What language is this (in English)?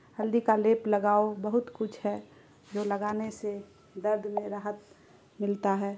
Urdu